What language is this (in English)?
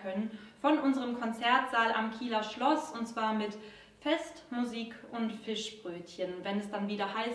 German